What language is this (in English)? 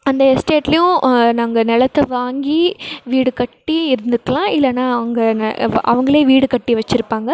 Tamil